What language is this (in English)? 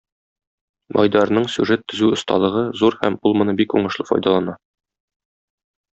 Tatar